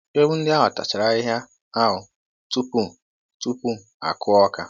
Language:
Igbo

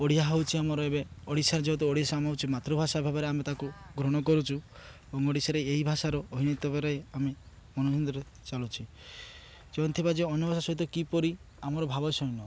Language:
Odia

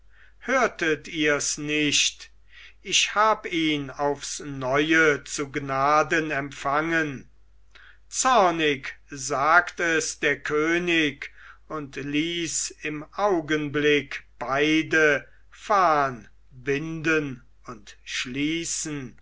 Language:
German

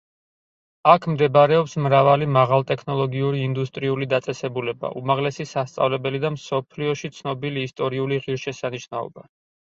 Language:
Georgian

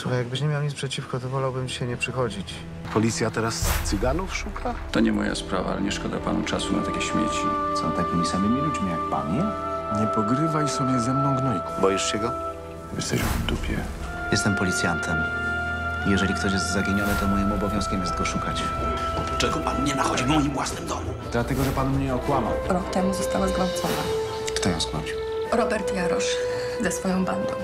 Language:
Polish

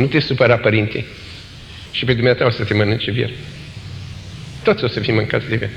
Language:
Romanian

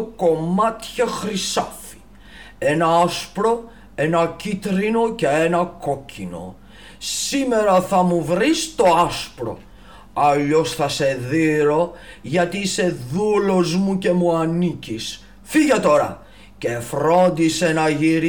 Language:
Greek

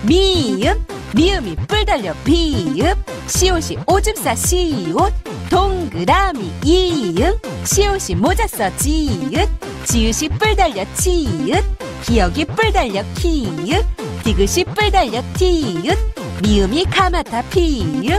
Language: Korean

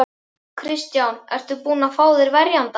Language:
Icelandic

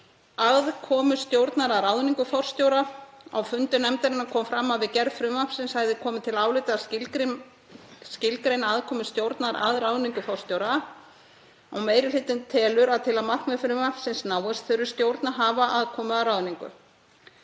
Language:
Icelandic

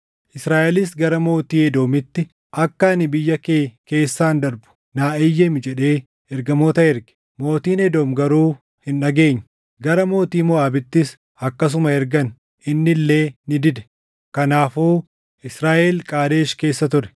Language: Oromo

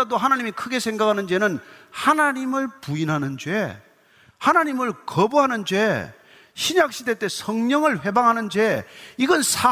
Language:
Korean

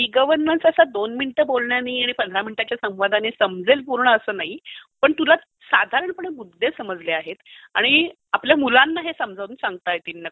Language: Marathi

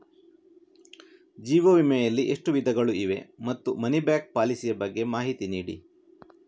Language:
Kannada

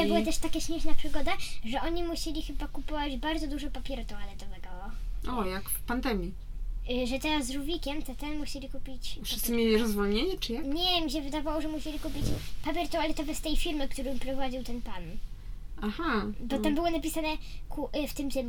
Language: Polish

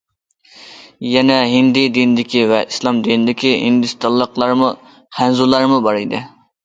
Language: Uyghur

